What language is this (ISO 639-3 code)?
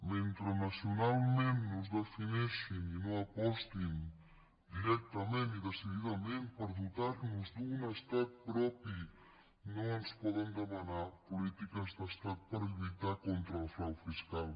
cat